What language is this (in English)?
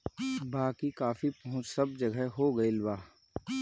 Bhojpuri